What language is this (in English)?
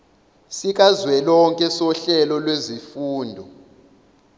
Zulu